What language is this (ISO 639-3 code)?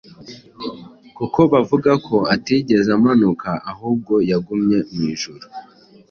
kin